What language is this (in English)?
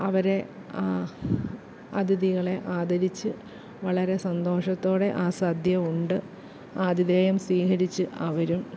Malayalam